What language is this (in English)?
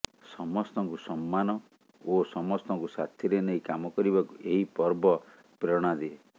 Odia